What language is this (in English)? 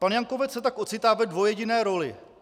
Czech